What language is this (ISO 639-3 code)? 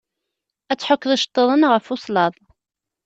kab